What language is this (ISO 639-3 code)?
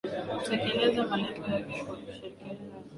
swa